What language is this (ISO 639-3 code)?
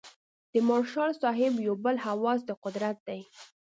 pus